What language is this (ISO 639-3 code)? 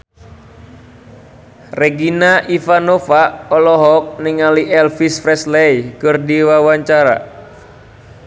sun